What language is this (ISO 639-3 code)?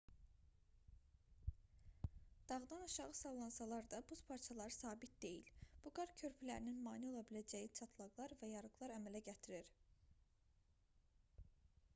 aze